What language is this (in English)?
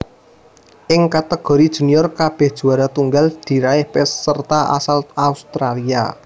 Javanese